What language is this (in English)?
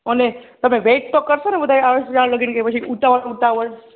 Gujarati